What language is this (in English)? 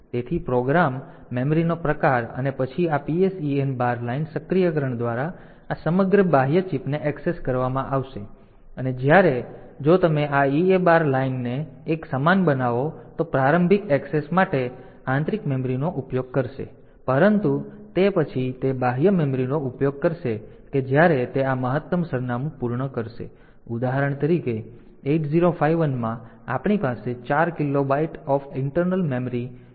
Gujarati